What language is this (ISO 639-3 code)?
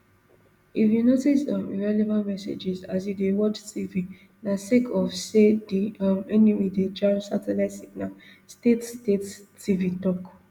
pcm